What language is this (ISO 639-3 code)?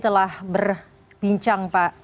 ind